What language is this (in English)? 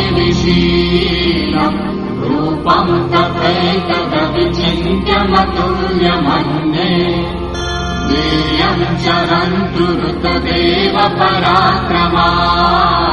Gujarati